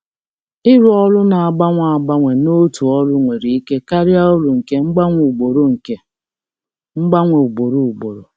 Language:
Igbo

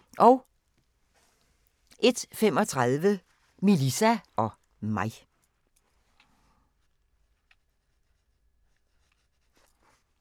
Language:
Danish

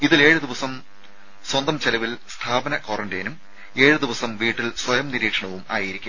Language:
Malayalam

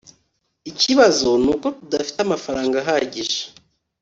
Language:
Kinyarwanda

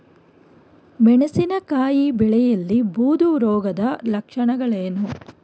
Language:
Kannada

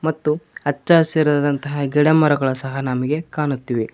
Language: Kannada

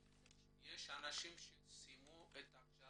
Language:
Hebrew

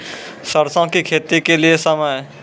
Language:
Maithili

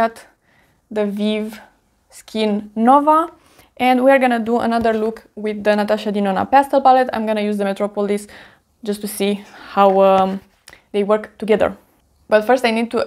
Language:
English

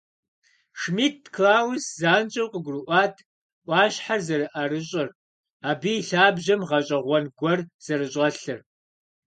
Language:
Kabardian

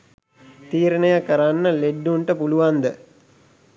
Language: Sinhala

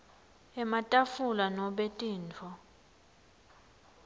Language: Swati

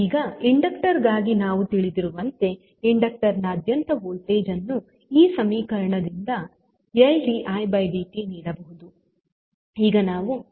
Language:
Kannada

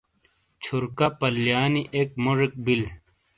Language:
Shina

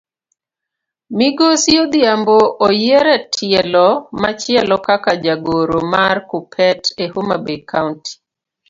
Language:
Luo (Kenya and Tanzania)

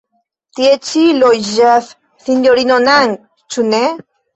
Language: Esperanto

